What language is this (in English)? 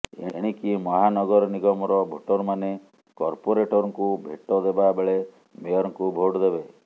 Odia